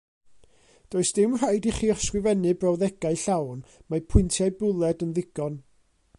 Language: Welsh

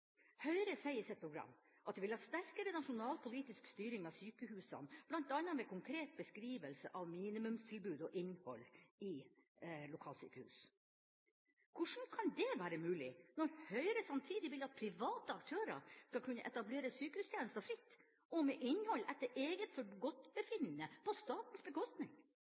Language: Norwegian Bokmål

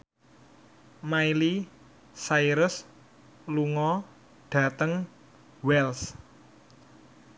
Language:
Javanese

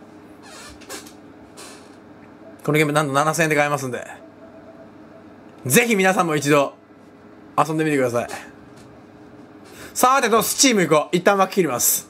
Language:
Japanese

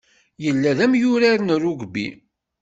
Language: Kabyle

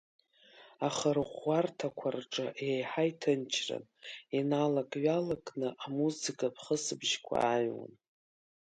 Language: Abkhazian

